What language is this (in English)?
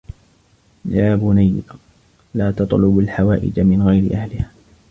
Arabic